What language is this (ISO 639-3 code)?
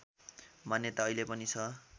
nep